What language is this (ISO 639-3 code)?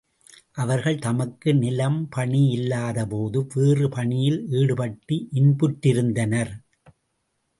tam